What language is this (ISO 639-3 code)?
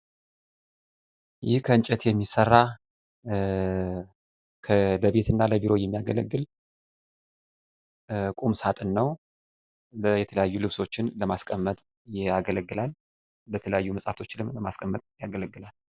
amh